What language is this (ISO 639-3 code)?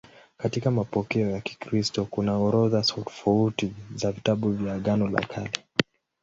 swa